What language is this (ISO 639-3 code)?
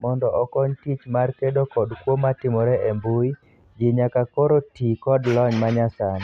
luo